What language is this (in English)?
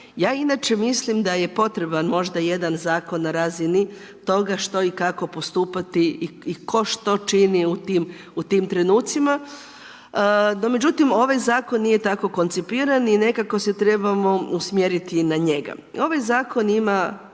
Croatian